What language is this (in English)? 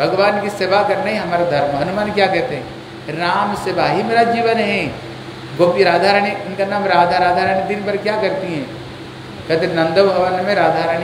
Hindi